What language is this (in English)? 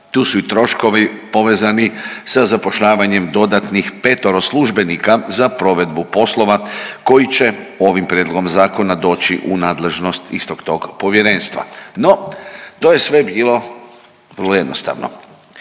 Croatian